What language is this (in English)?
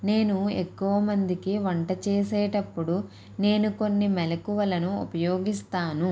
Telugu